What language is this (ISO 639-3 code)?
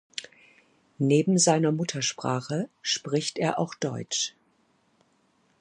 deu